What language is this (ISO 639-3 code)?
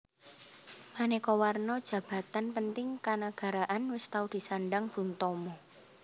jav